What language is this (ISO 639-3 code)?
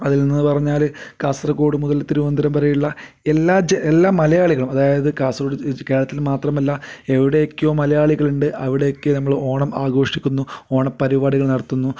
mal